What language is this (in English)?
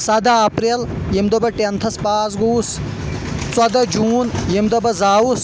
Kashmiri